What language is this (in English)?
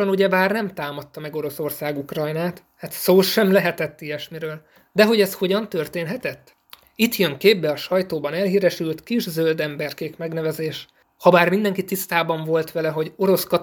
Hungarian